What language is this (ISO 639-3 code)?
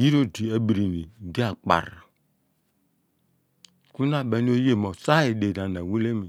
abn